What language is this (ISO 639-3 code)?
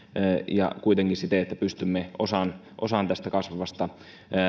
fin